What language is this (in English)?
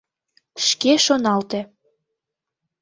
Mari